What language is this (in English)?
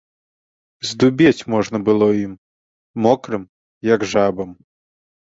Belarusian